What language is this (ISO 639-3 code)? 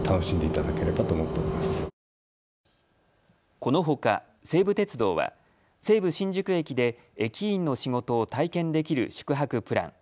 jpn